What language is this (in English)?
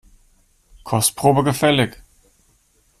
German